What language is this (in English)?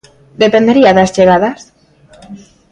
Galician